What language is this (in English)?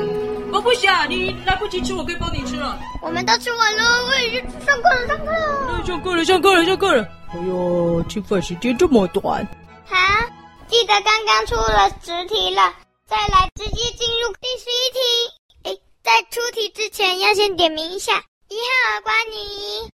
Chinese